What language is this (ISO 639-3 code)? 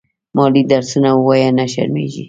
pus